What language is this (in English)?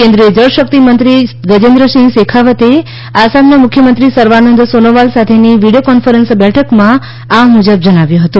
Gujarati